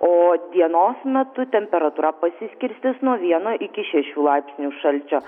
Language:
Lithuanian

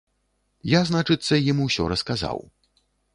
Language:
Belarusian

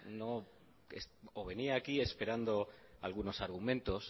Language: Spanish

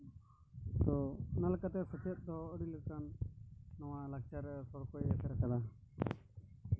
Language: Santali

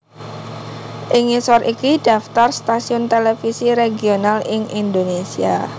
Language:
Javanese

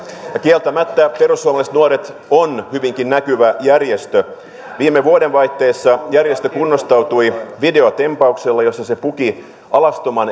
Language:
Finnish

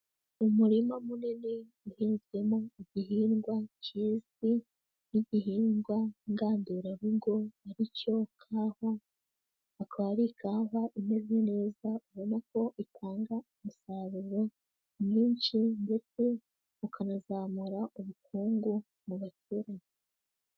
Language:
Kinyarwanda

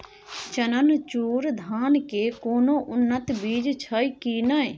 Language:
Maithili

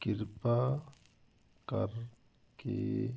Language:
Punjabi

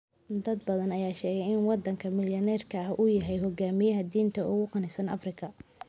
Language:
Somali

